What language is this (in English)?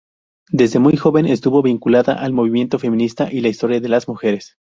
Spanish